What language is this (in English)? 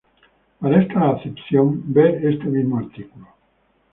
Spanish